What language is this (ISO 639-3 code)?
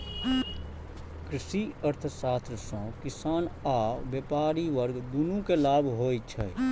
mai